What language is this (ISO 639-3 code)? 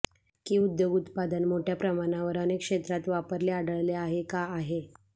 mar